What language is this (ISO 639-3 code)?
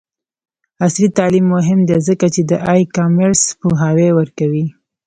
pus